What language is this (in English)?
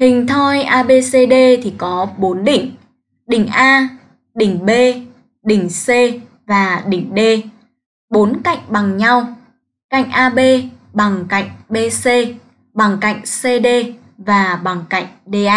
Vietnamese